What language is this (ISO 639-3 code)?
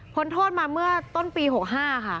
tha